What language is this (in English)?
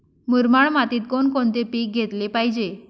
Marathi